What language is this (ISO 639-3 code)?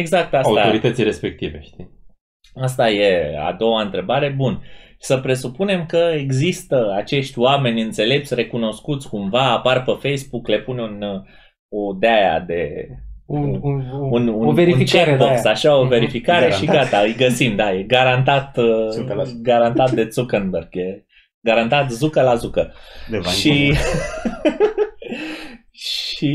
ron